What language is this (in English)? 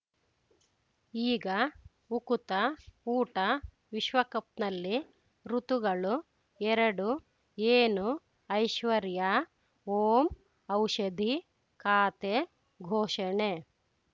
Kannada